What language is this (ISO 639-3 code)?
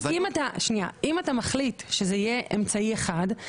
heb